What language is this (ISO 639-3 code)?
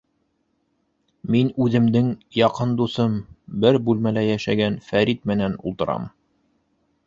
bak